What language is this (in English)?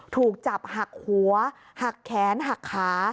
Thai